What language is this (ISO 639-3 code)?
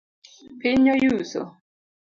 luo